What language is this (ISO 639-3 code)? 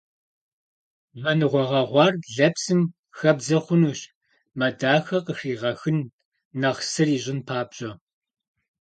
kbd